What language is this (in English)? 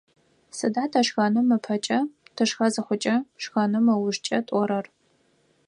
Adyghe